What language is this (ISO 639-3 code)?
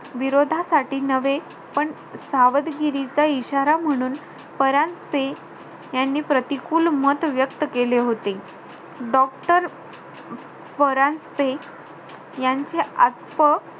mar